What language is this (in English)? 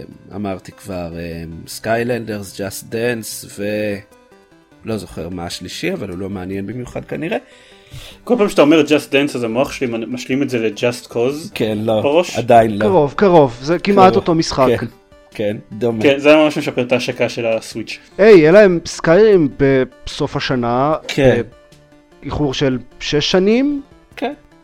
Hebrew